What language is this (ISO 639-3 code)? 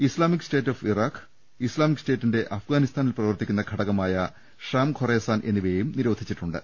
mal